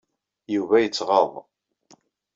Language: Kabyle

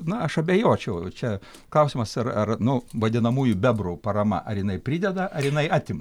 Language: Lithuanian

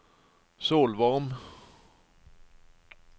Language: Norwegian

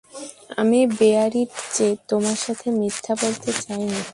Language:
Bangla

